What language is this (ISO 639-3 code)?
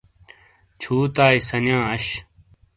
scl